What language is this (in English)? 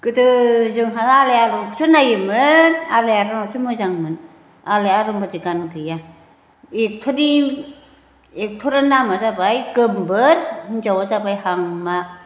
Bodo